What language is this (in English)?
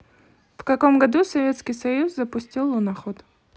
Russian